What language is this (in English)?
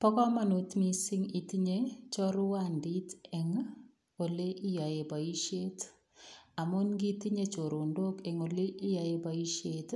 Kalenjin